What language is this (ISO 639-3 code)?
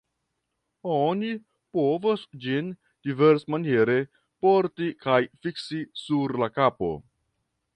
epo